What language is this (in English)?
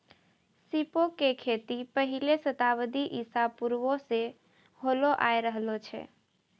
Maithili